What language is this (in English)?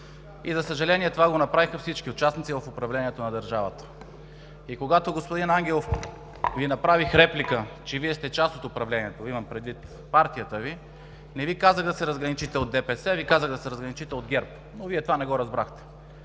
Bulgarian